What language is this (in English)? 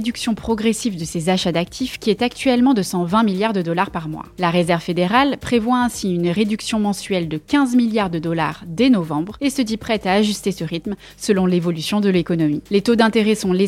French